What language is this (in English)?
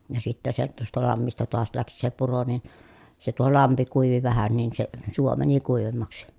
Finnish